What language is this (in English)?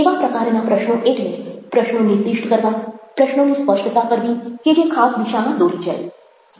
Gujarati